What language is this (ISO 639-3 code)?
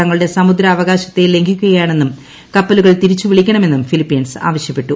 mal